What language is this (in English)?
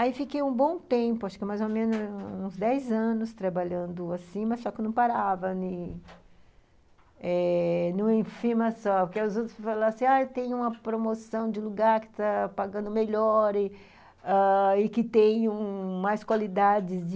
Portuguese